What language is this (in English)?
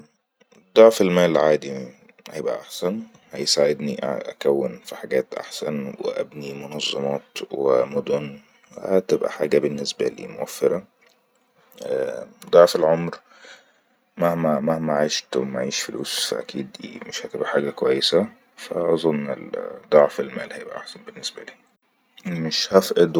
Egyptian Arabic